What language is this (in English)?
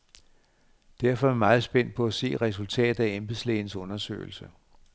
Danish